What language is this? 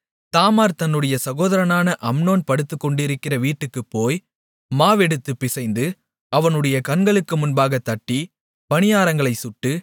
Tamil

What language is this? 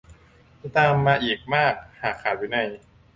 Thai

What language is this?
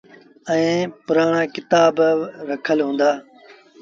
Sindhi Bhil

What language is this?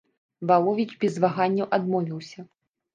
Belarusian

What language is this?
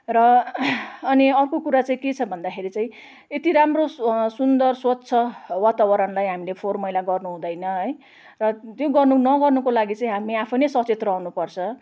Nepali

